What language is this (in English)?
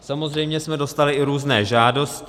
Czech